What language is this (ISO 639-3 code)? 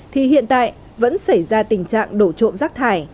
vie